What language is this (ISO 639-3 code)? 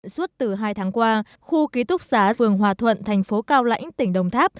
vie